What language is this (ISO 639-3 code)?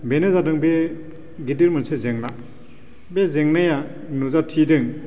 brx